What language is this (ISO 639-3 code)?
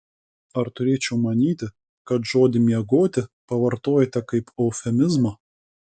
lit